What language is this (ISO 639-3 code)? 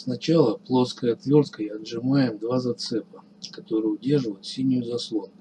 rus